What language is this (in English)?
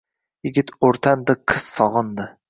Uzbek